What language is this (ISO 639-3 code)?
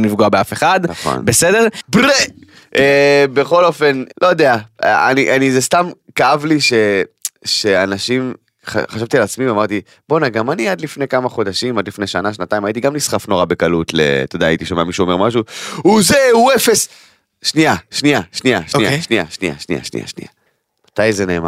heb